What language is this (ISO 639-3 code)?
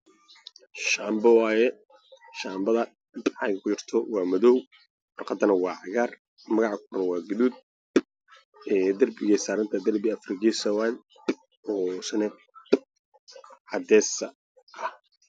som